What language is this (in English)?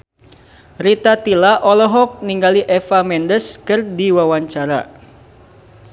Sundanese